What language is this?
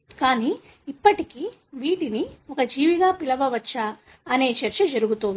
Telugu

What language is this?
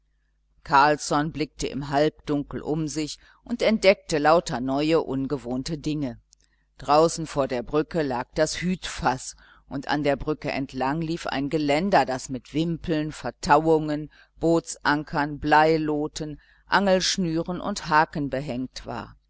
German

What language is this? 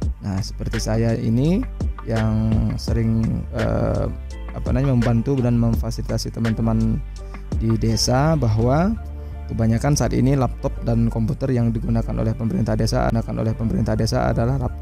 Indonesian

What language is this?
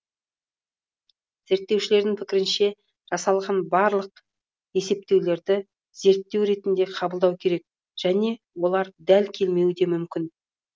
Kazakh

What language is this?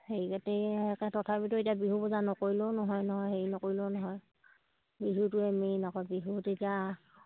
Assamese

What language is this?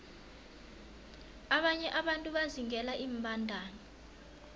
South Ndebele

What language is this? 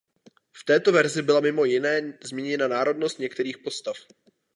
Czech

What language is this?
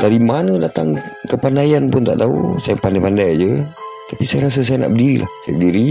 Malay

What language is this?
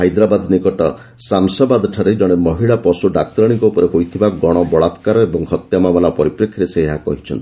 Odia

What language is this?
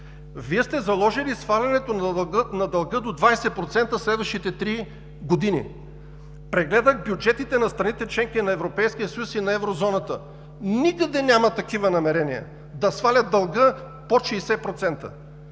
Bulgarian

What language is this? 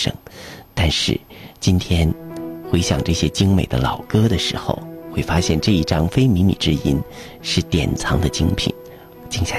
Chinese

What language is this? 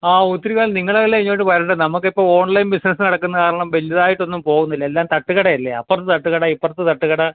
Malayalam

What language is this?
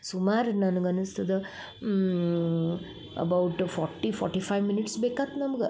Kannada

